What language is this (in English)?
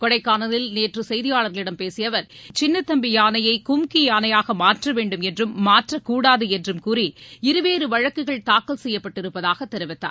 Tamil